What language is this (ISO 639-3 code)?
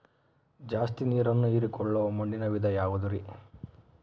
kan